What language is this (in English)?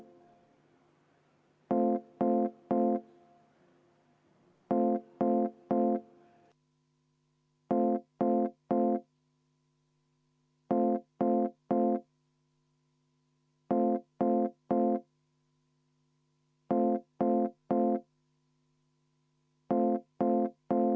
Estonian